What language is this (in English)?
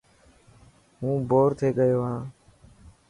Dhatki